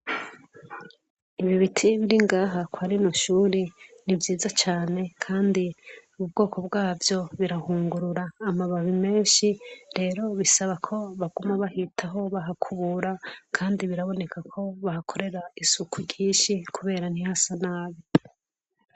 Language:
Rundi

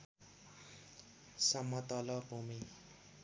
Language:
Nepali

